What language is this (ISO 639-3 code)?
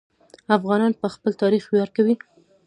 pus